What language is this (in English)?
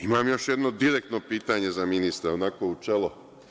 Serbian